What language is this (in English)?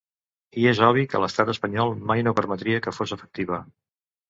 Catalan